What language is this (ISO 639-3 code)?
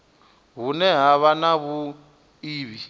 ven